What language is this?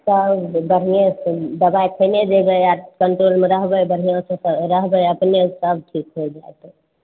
Maithili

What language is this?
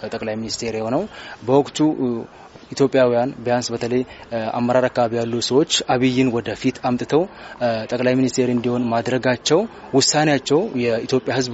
Amharic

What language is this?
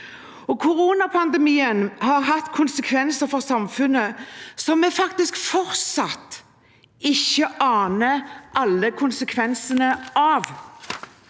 Norwegian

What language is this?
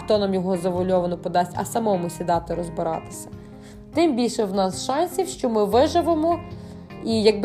Ukrainian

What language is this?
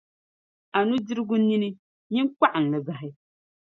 Dagbani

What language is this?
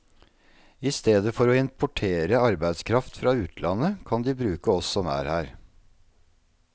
Norwegian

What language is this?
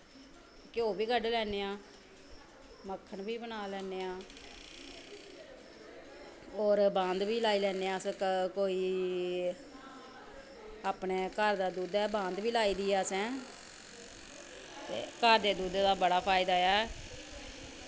Dogri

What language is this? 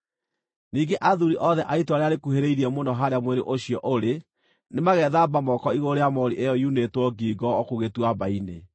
Kikuyu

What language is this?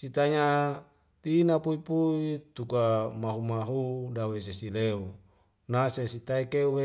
Wemale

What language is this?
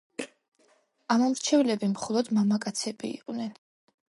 Georgian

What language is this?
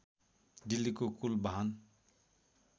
Nepali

